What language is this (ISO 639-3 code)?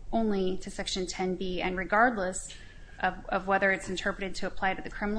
eng